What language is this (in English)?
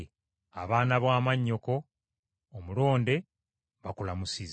Ganda